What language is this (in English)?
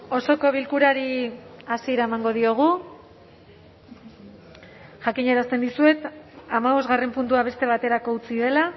Basque